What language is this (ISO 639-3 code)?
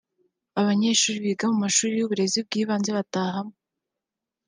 kin